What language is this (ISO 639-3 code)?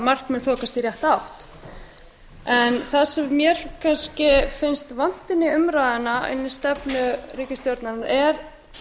isl